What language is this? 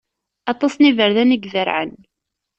Kabyle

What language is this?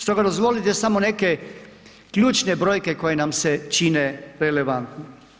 Croatian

